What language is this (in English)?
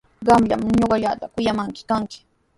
Sihuas Ancash Quechua